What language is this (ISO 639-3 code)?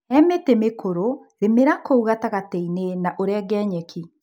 kik